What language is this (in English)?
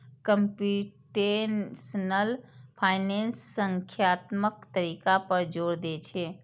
Maithili